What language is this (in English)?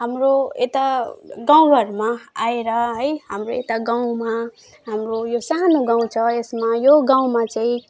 Nepali